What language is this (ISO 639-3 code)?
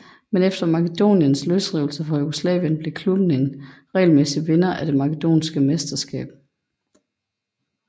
dan